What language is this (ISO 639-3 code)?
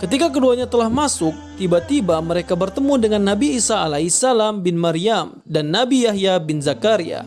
ind